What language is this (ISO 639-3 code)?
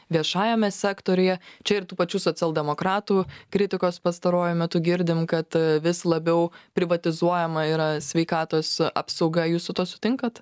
lit